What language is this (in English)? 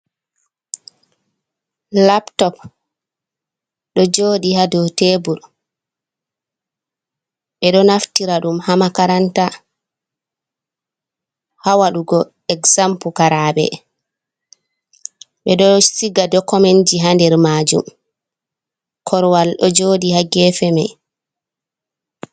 Fula